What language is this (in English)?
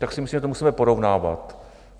Czech